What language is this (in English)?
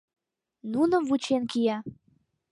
Mari